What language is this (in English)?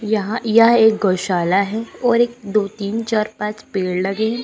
Hindi